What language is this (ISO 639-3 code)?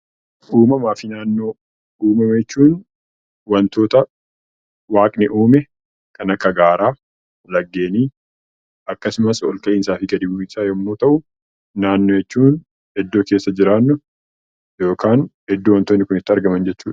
orm